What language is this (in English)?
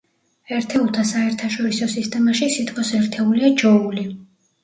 Georgian